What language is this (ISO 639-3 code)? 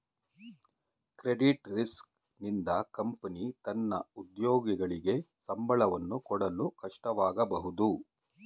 kan